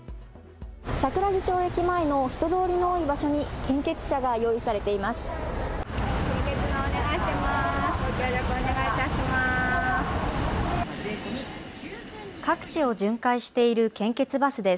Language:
Japanese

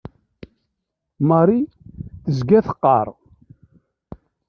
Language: Kabyle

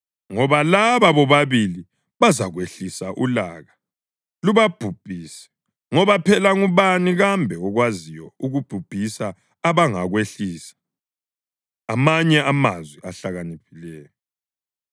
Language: North Ndebele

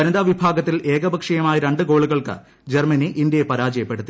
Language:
Malayalam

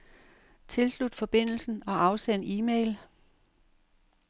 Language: Danish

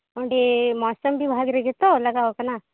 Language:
Santali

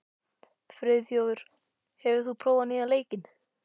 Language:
Icelandic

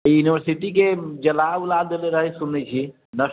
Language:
Maithili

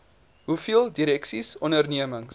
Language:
Afrikaans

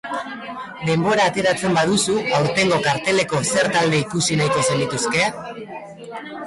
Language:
Basque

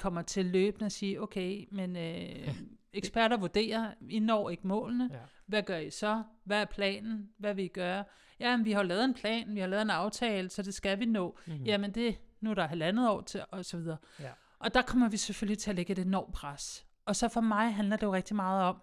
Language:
Danish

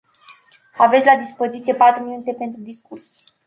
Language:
Romanian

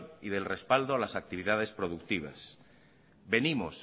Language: Spanish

